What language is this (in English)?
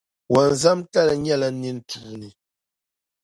Dagbani